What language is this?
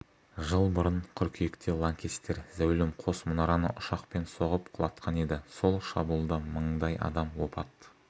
Kazakh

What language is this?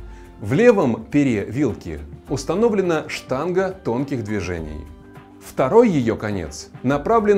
Russian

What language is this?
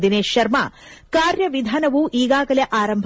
Kannada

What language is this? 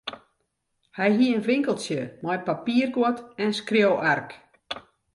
Western Frisian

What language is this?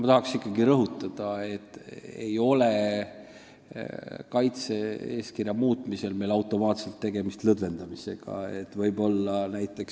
Estonian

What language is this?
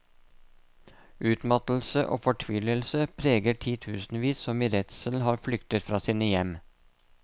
Norwegian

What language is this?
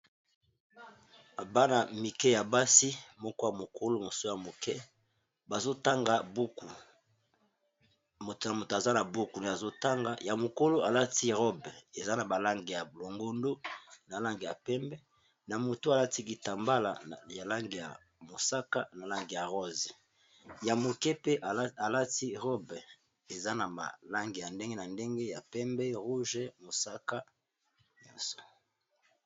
Lingala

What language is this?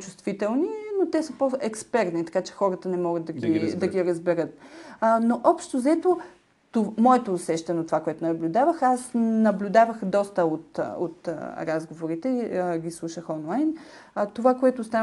Bulgarian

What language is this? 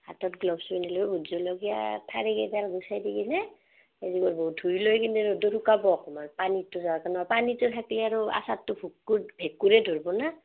Assamese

